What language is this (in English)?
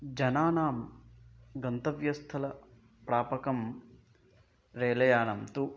Sanskrit